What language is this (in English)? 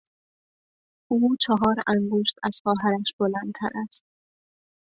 Persian